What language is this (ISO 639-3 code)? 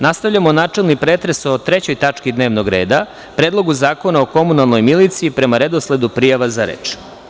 srp